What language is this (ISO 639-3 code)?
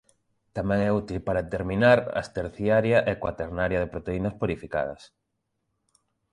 glg